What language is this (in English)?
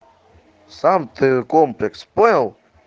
Russian